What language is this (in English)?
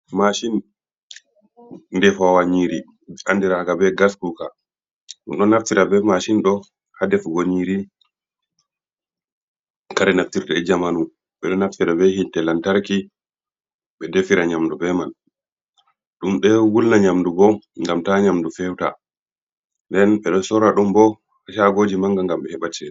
Fula